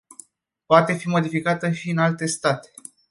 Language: Romanian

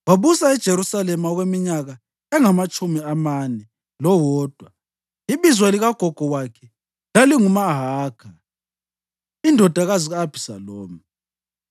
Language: North Ndebele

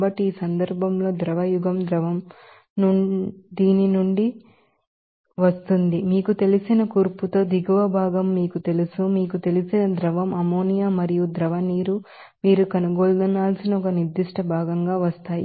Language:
Telugu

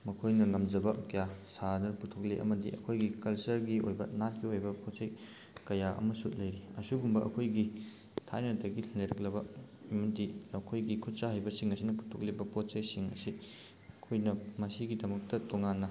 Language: Manipuri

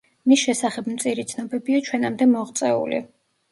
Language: Georgian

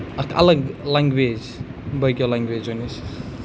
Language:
Kashmiri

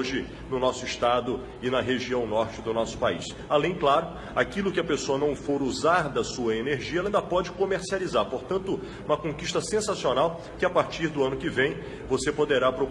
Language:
Portuguese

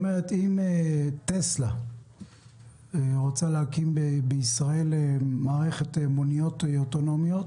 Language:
Hebrew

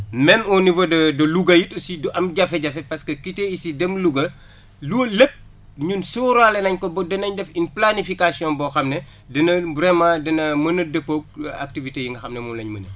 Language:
Wolof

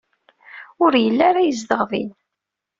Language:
Kabyle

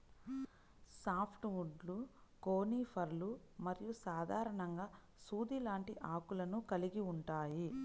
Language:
Telugu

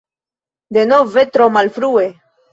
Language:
Esperanto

